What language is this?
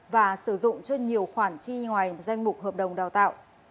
Vietnamese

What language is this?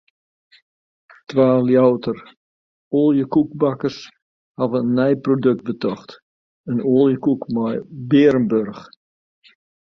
Western Frisian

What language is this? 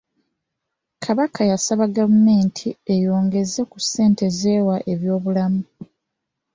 Ganda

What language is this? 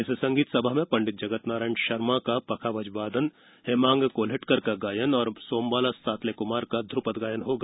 Hindi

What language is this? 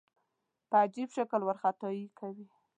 Pashto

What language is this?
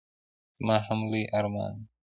Pashto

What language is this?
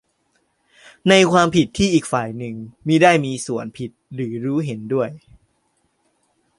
Thai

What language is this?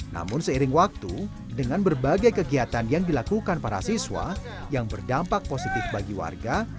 Indonesian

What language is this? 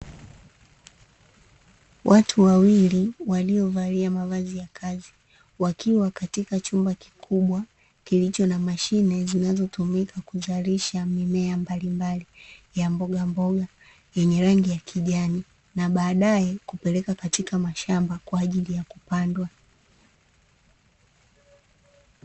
Swahili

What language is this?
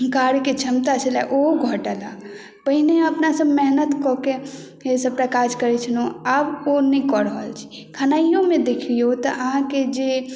Maithili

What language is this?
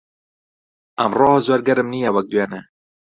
Central Kurdish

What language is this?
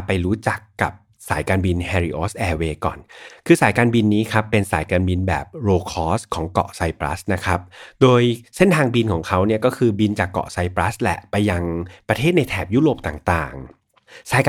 Thai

